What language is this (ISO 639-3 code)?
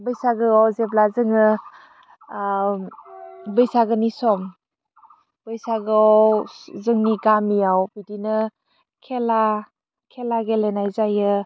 brx